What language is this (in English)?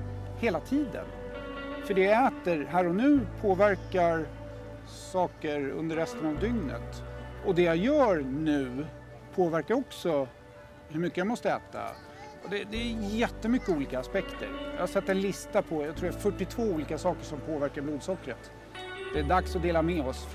Swedish